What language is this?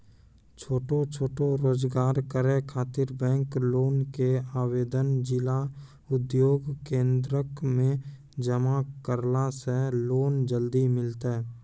Maithili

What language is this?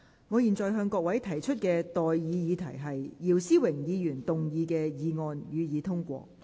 Cantonese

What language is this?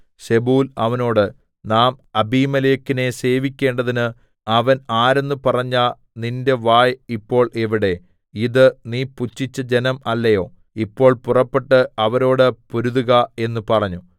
Malayalam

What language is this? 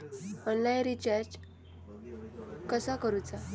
Marathi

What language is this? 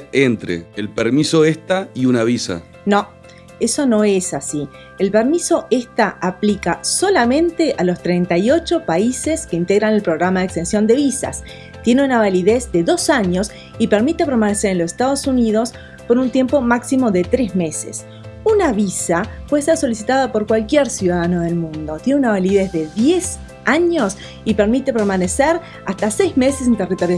Spanish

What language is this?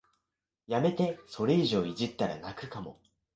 Japanese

